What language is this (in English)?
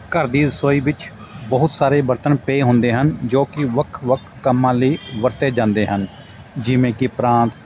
Punjabi